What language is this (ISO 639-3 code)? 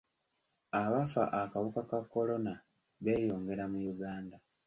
lug